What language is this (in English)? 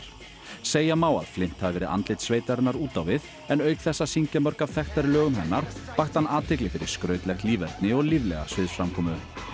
Icelandic